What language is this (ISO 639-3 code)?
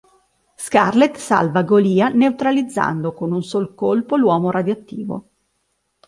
ita